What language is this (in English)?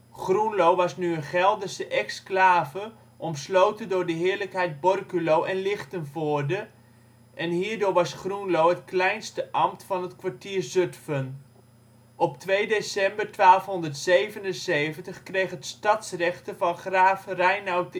Dutch